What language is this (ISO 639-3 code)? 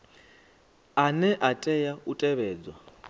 ven